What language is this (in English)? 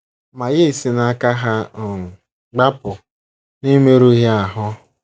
Igbo